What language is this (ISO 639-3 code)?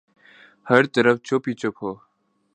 urd